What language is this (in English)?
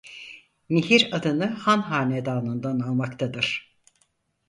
Turkish